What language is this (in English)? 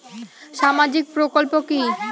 Bangla